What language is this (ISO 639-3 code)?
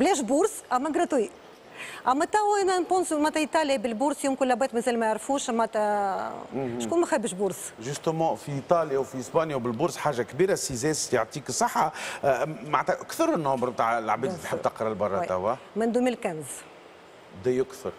ara